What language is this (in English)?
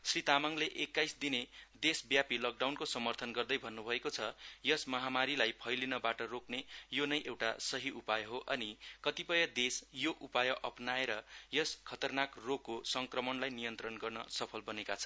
Nepali